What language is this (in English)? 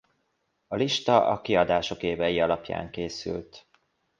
Hungarian